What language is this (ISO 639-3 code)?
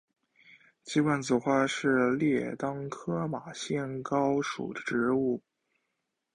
zho